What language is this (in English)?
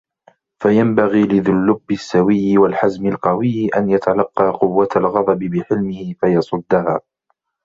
Arabic